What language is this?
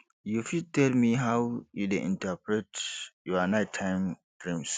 Nigerian Pidgin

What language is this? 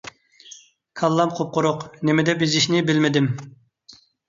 Uyghur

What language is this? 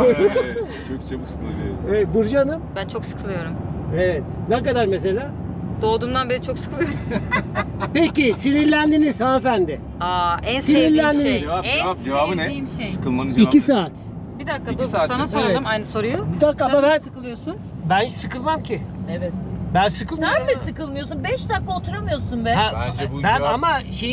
Turkish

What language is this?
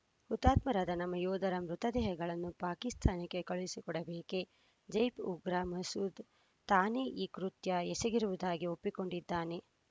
Kannada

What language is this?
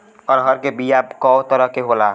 Bhojpuri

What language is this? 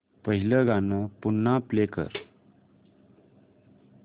Marathi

